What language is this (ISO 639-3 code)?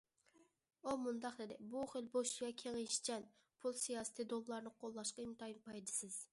uig